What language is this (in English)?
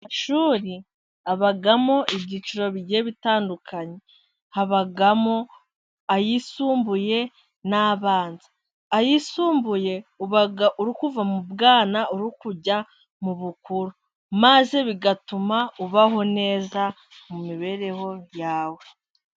Kinyarwanda